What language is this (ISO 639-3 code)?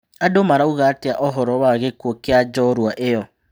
kik